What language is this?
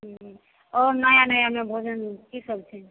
Maithili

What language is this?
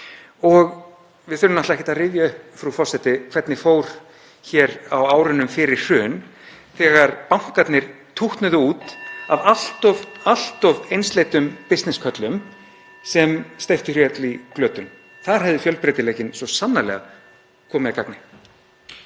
Icelandic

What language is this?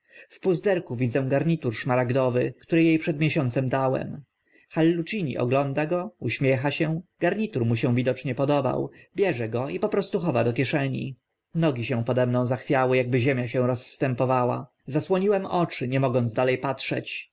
Polish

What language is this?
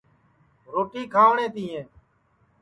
Sansi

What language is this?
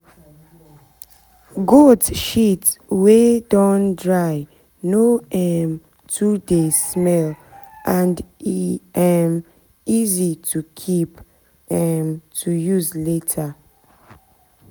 Nigerian Pidgin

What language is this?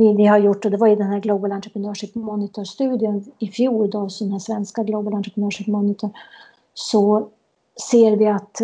Swedish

